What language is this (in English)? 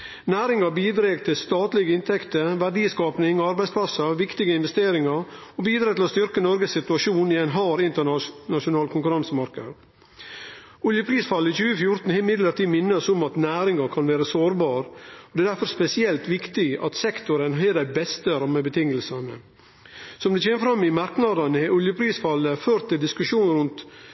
Norwegian Nynorsk